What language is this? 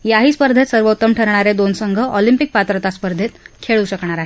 Marathi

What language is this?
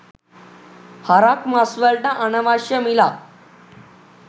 Sinhala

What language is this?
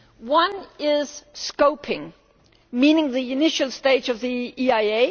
English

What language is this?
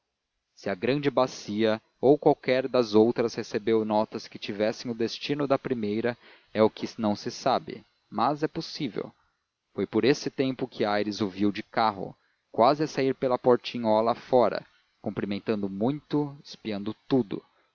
Portuguese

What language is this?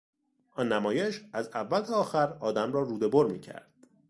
Persian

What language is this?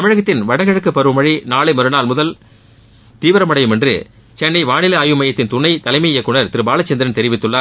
Tamil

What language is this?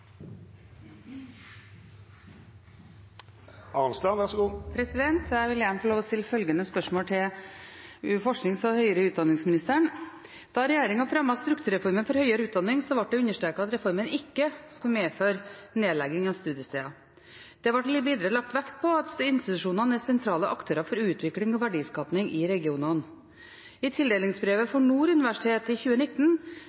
Norwegian Bokmål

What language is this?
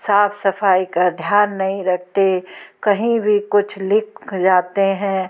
Hindi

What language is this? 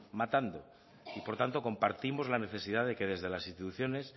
Spanish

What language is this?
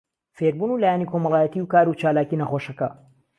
Central Kurdish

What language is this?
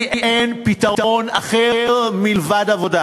Hebrew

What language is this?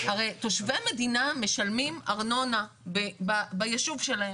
Hebrew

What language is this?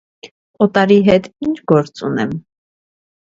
Armenian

